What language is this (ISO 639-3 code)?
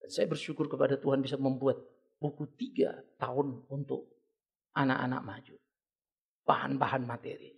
ind